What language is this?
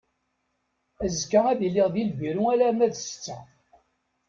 Kabyle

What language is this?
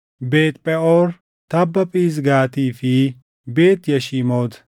Oromo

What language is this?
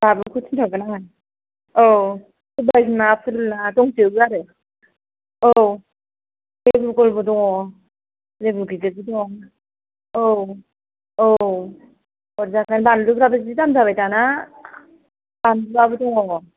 Bodo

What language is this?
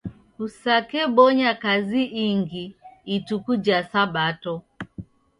Taita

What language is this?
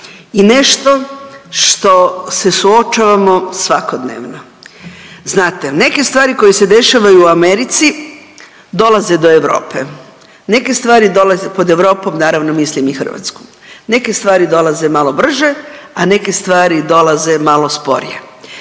Croatian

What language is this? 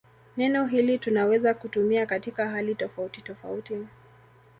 Swahili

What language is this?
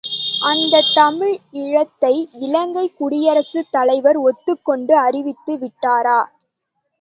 Tamil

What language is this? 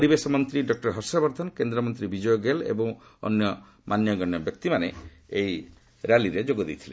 Odia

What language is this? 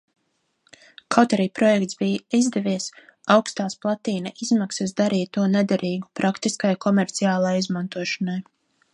Latvian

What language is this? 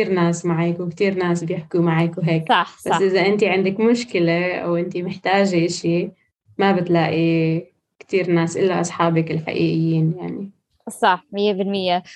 Arabic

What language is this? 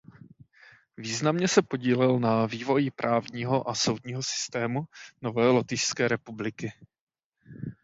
Czech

